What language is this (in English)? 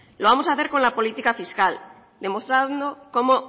Spanish